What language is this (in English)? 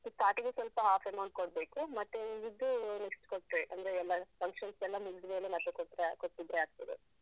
Kannada